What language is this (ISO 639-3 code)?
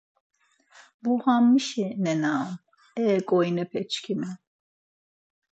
lzz